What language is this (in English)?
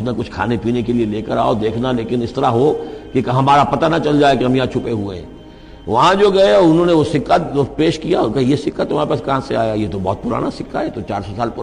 Urdu